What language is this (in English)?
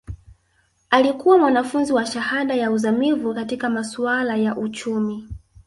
Swahili